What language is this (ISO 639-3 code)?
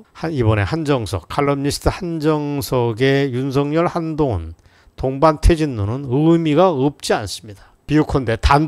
kor